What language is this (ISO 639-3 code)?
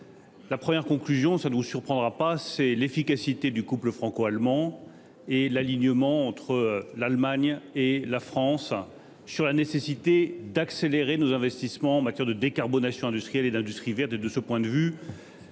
fra